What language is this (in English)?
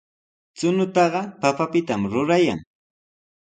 Sihuas Ancash Quechua